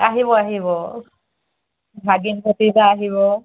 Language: Assamese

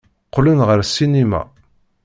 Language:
Kabyle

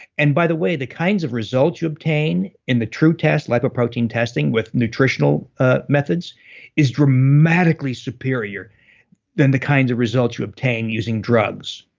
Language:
English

